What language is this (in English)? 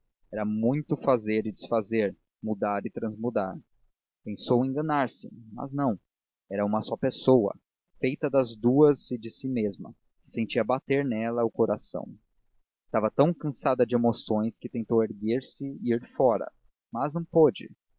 Portuguese